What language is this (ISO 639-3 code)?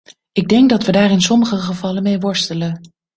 nld